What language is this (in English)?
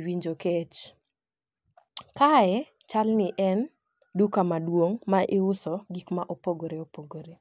Luo (Kenya and Tanzania)